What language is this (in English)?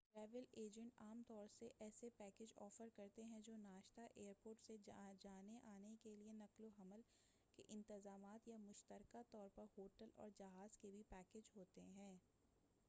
Urdu